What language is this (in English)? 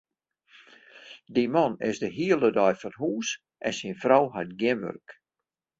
Western Frisian